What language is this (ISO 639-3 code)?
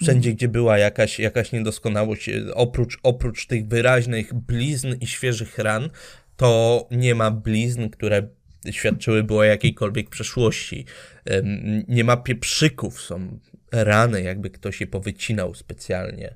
pol